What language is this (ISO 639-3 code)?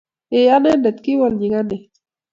kln